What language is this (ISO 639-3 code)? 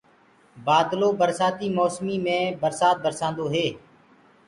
ggg